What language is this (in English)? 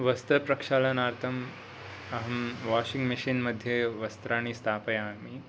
Sanskrit